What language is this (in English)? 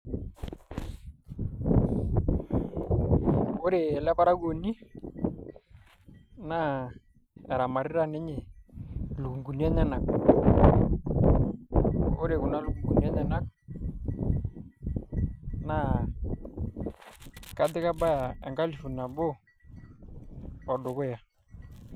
Masai